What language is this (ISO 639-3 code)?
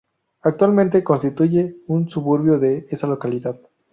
spa